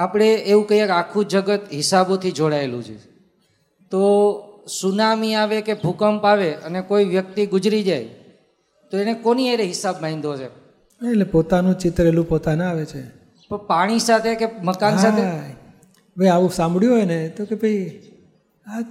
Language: Gujarati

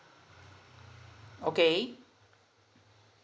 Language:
English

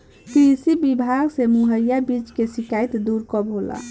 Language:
Bhojpuri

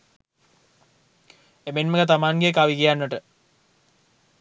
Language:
Sinhala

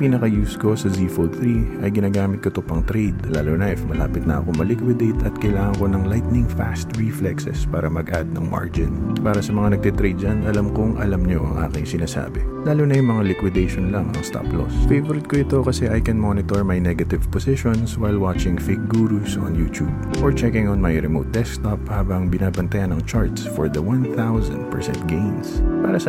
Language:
Filipino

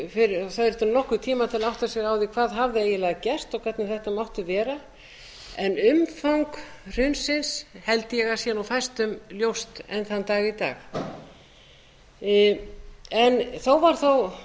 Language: Icelandic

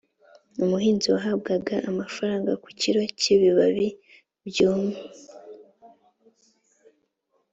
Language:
Kinyarwanda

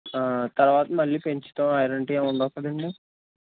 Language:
Telugu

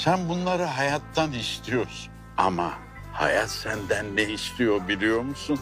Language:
Turkish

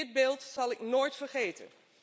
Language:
Dutch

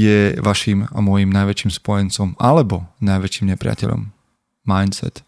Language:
Slovak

